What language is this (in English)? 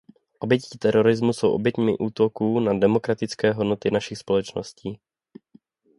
Czech